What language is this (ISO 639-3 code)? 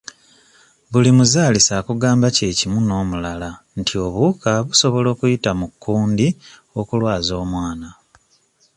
lug